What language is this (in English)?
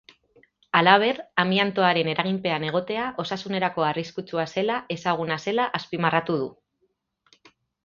Basque